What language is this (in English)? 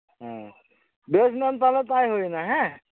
Santali